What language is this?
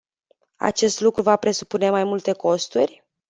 Romanian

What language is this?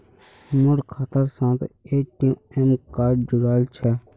Magahi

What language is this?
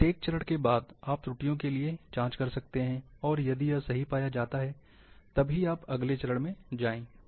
Hindi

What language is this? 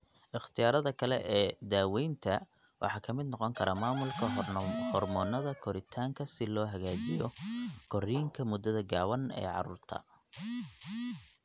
Somali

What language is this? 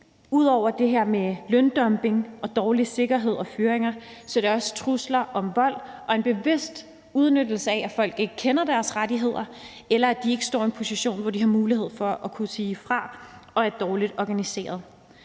Danish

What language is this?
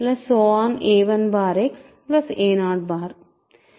Telugu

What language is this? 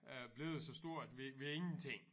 Danish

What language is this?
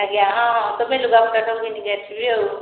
Odia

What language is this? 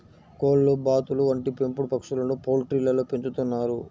Telugu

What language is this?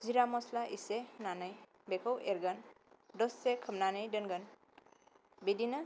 Bodo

